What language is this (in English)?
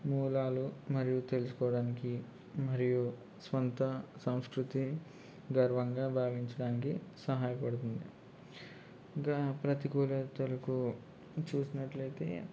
Telugu